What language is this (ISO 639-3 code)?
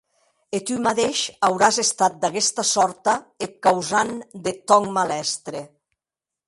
oci